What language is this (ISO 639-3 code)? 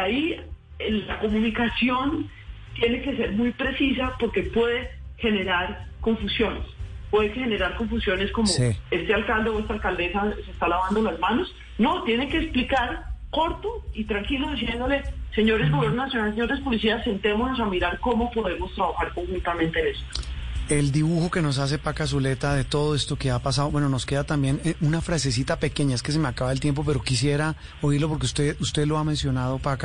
spa